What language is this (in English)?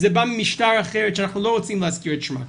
Hebrew